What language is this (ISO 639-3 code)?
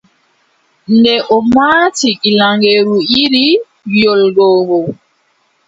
fub